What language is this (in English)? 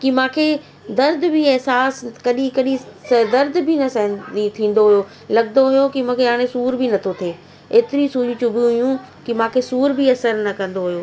Sindhi